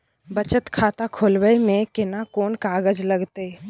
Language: Maithili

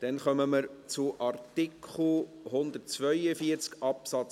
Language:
Swiss German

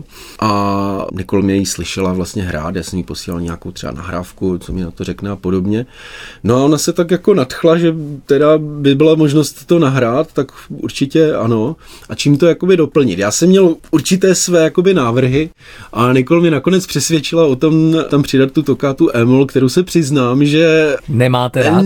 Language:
Czech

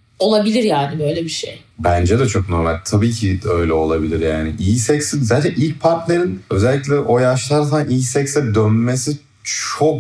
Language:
Turkish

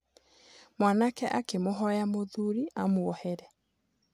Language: Kikuyu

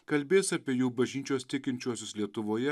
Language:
Lithuanian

